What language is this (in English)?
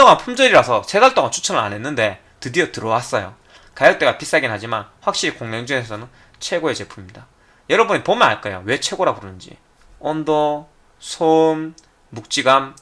Korean